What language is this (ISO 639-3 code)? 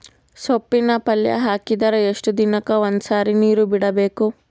kan